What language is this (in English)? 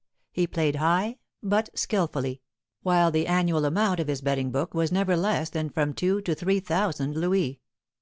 English